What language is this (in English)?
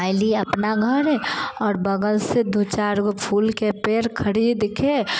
Maithili